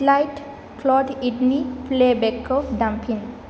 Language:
Bodo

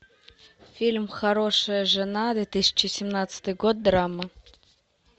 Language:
Russian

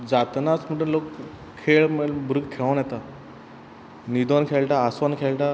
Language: Konkani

